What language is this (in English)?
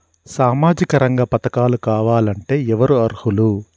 Telugu